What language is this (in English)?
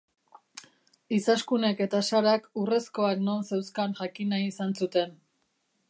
Basque